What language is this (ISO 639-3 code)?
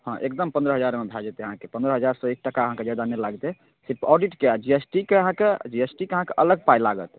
mai